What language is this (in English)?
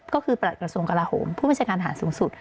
Thai